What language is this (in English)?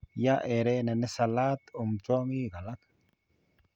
Kalenjin